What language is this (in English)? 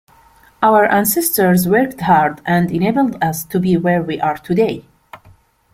English